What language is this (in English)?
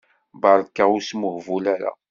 Kabyle